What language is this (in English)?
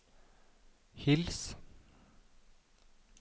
Norwegian